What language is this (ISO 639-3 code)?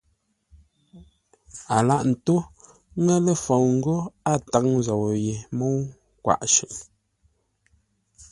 nla